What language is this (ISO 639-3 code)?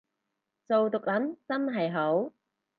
yue